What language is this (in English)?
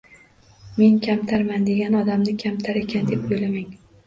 Uzbek